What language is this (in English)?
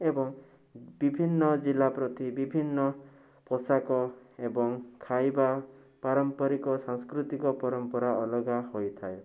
Odia